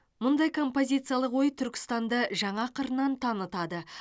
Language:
Kazakh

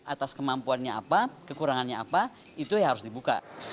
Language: Indonesian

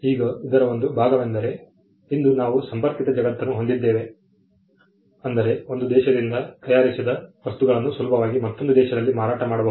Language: Kannada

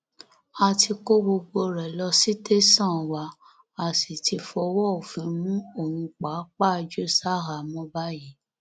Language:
Yoruba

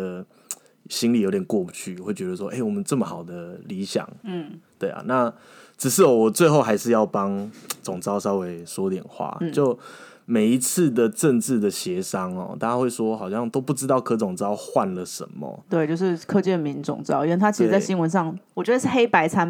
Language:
Chinese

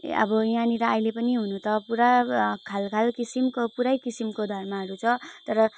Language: Nepali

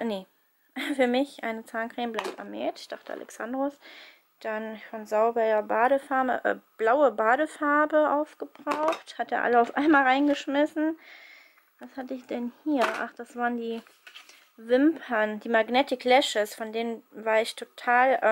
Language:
German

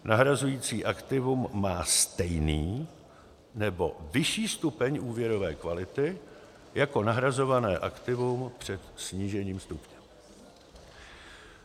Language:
Czech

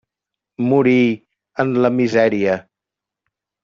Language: Catalan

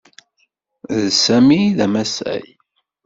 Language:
Kabyle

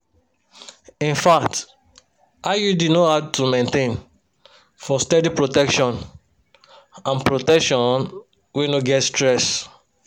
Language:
Nigerian Pidgin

